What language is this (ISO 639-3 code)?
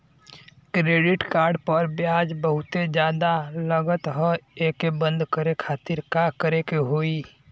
bho